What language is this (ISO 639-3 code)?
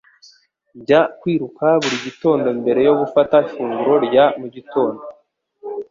kin